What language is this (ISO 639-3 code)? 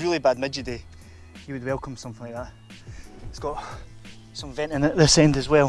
eng